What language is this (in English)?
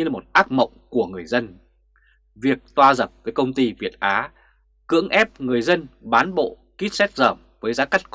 Vietnamese